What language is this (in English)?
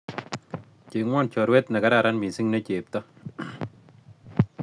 Kalenjin